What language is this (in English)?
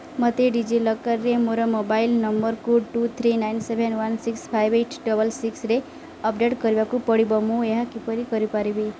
Odia